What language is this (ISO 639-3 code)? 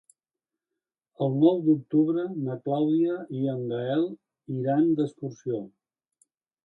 cat